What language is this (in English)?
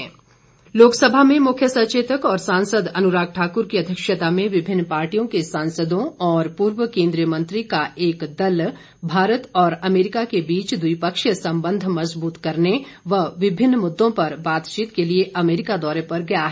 Hindi